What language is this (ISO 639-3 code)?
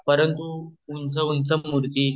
mar